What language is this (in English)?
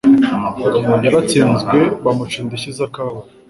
Kinyarwanda